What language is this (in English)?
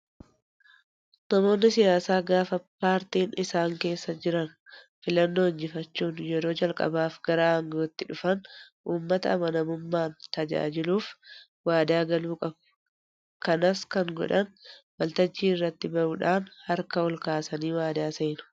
Oromo